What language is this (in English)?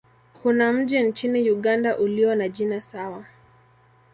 Swahili